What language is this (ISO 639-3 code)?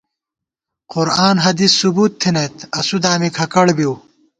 gwt